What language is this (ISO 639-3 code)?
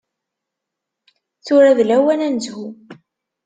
kab